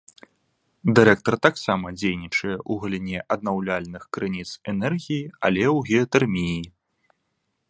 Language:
Belarusian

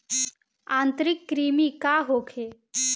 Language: Bhojpuri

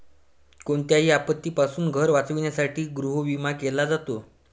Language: Marathi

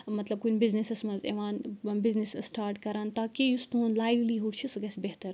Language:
Kashmiri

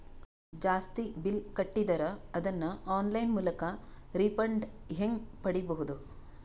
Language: Kannada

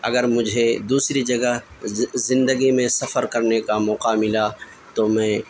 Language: Urdu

